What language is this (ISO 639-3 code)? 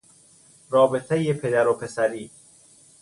fas